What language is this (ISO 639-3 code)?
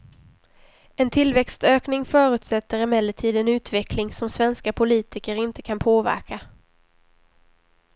swe